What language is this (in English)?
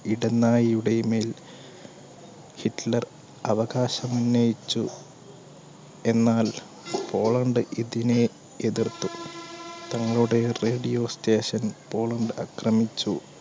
Malayalam